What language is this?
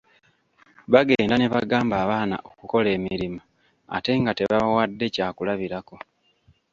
Ganda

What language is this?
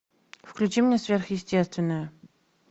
Russian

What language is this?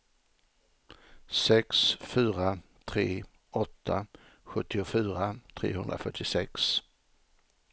Swedish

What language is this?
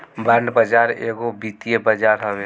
Bhojpuri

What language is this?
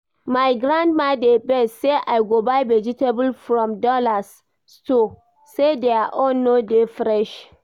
Nigerian Pidgin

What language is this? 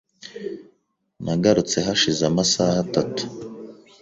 Kinyarwanda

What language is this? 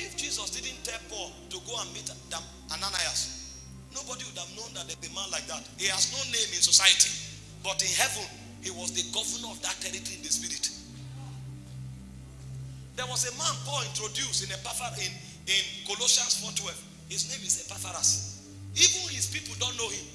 English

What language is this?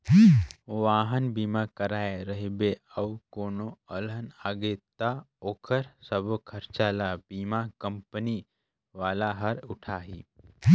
Chhattisgarhi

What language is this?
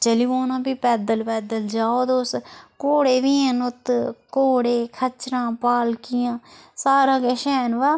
Dogri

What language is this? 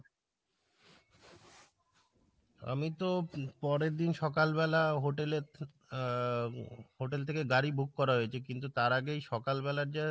Bangla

